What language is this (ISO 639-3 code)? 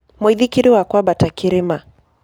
kik